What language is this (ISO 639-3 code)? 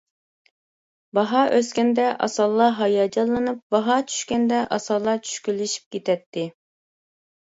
uig